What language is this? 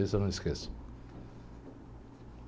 Portuguese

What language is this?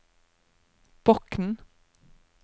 Norwegian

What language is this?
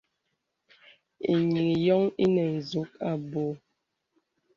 Bebele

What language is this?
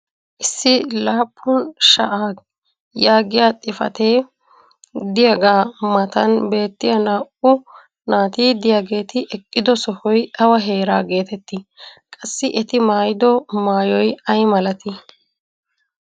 Wolaytta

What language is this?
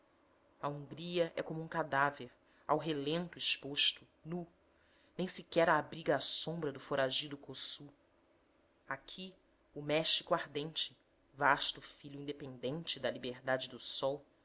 Portuguese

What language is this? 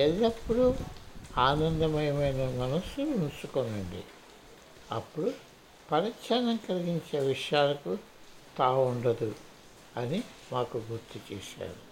Telugu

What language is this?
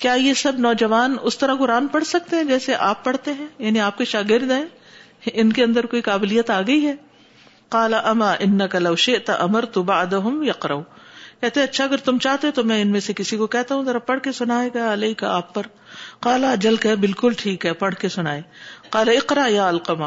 Urdu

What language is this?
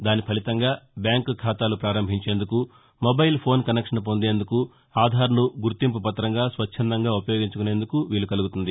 Telugu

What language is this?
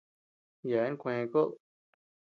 Tepeuxila Cuicatec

